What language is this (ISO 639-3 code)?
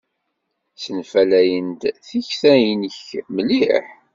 kab